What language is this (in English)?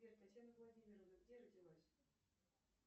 Russian